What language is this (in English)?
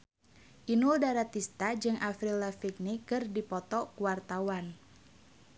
Sundanese